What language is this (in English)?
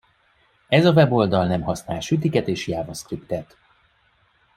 Hungarian